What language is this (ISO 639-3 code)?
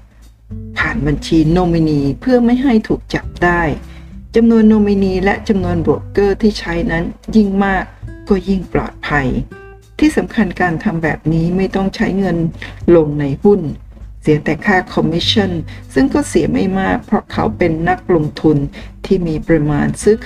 tha